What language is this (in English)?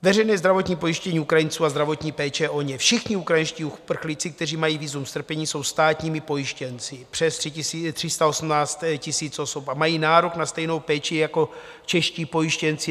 Czech